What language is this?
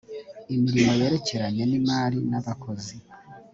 Kinyarwanda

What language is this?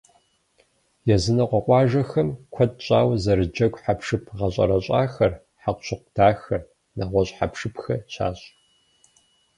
Kabardian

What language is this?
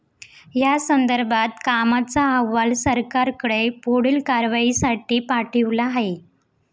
Marathi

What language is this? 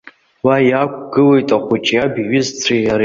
Abkhazian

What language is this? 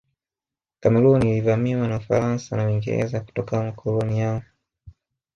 Swahili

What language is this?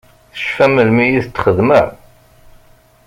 Kabyle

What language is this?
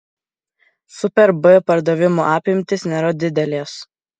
Lithuanian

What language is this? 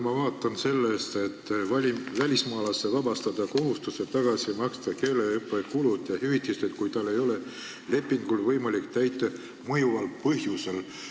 Estonian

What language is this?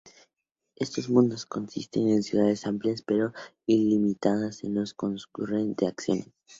Spanish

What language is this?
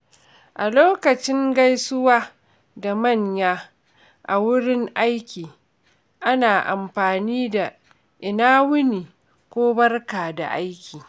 Hausa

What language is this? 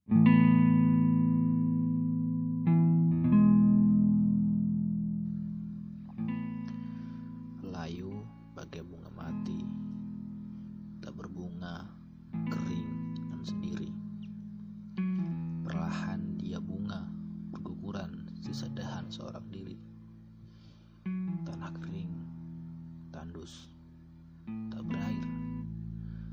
Indonesian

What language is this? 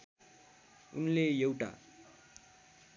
Nepali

